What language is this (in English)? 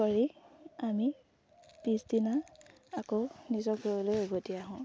Assamese